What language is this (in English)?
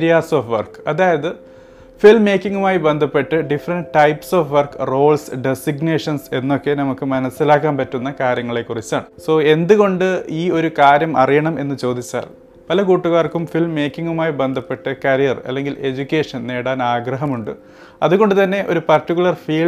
Malayalam